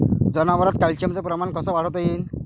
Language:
Marathi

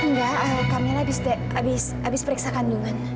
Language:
Indonesian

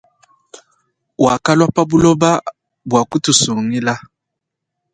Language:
Luba-Lulua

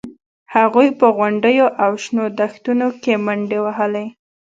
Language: Pashto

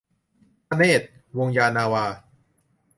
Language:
Thai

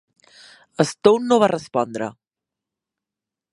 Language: Catalan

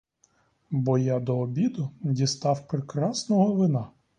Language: Ukrainian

